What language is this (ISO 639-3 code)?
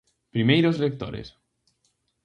glg